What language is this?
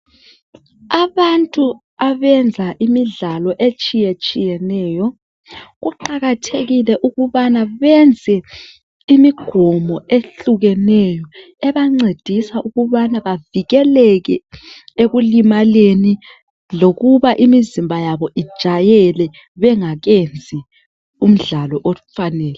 North Ndebele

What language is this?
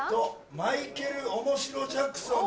Japanese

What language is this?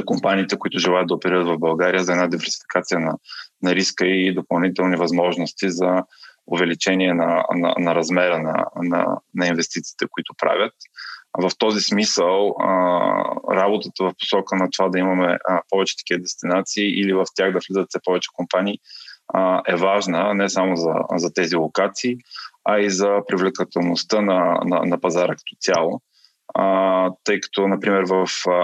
Bulgarian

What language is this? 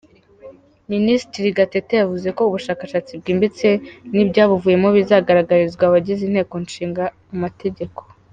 Kinyarwanda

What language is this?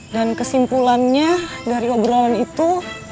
Indonesian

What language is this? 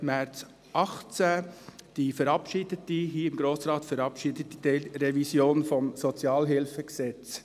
Swiss German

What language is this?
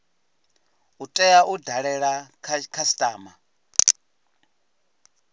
Venda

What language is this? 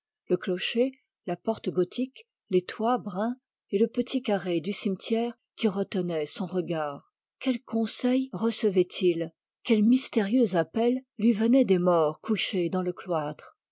French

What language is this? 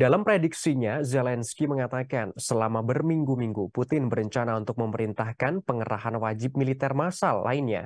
Indonesian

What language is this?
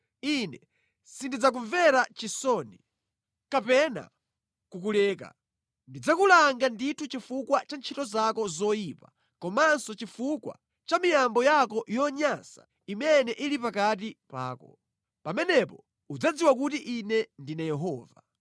Nyanja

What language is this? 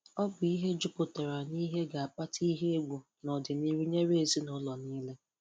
Igbo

